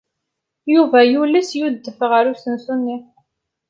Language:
Kabyle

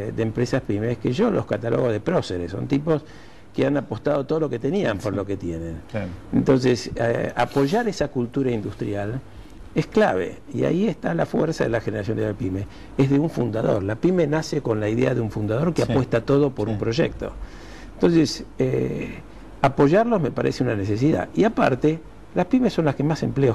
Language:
Spanish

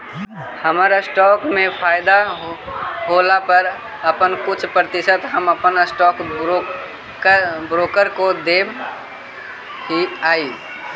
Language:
Magahi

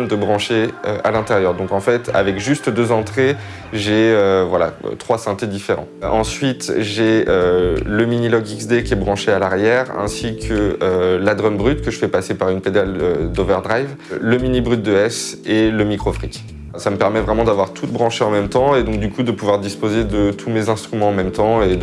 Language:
French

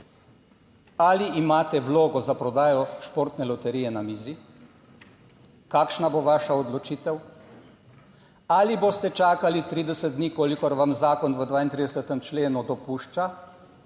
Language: Slovenian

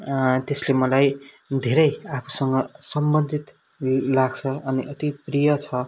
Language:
Nepali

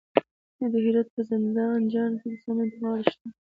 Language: Pashto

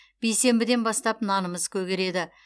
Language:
Kazakh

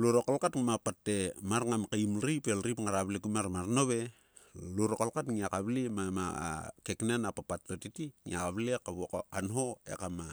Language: Sulka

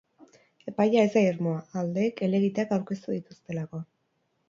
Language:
Basque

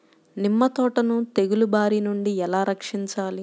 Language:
Telugu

